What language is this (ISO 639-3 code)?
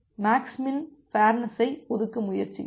tam